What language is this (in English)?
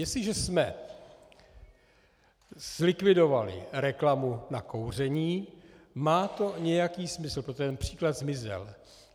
Czech